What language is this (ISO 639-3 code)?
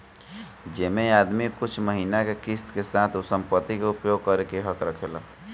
bho